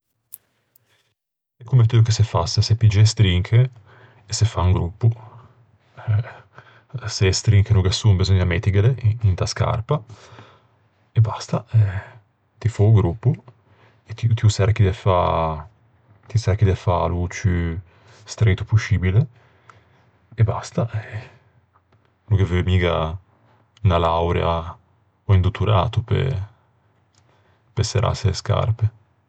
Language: Ligurian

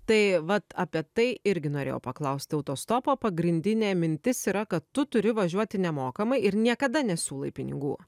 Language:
Lithuanian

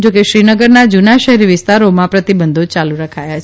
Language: Gujarati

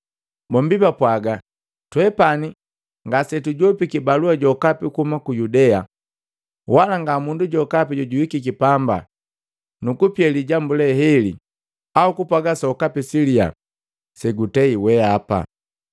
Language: Matengo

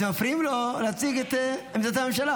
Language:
Hebrew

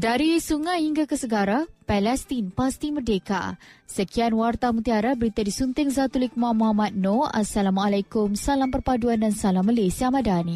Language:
Malay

